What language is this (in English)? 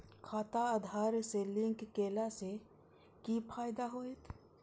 Maithili